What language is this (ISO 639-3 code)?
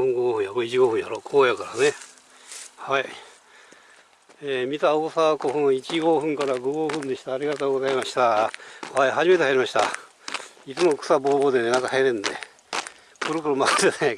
jpn